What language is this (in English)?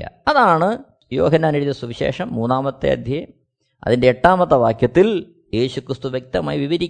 Malayalam